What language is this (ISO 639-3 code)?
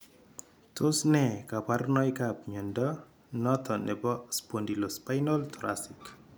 kln